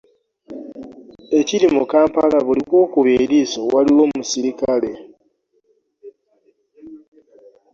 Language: Ganda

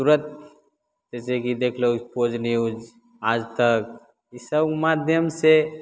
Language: Maithili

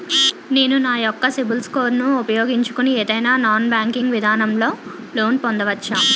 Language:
Telugu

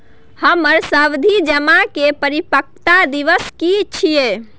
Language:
Maithili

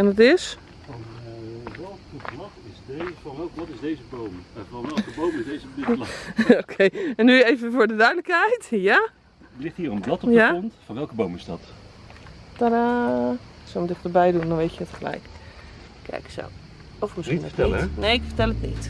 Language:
Dutch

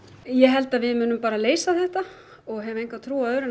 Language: Icelandic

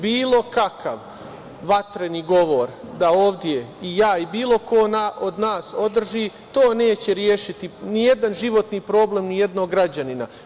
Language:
Serbian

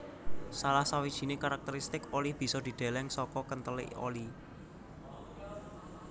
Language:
Javanese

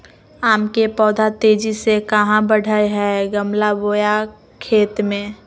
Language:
Magahi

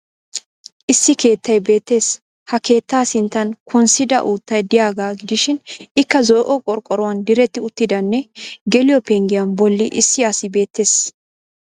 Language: Wolaytta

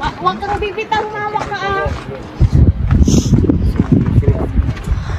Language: Filipino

